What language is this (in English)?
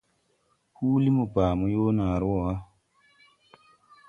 Tupuri